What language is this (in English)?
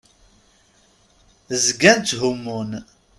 Kabyle